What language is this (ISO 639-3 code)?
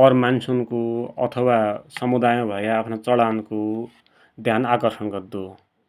dty